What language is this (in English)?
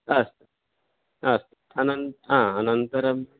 Sanskrit